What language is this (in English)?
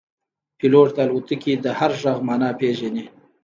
Pashto